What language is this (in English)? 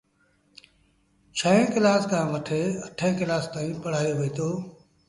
Sindhi Bhil